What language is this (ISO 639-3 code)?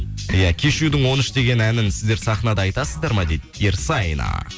kaz